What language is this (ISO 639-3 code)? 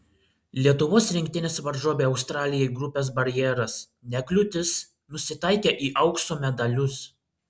lit